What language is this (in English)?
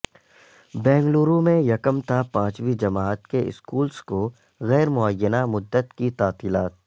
Urdu